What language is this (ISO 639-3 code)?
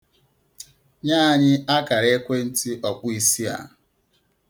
ibo